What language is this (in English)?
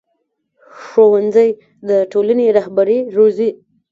Pashto